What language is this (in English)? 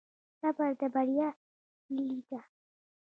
Pashto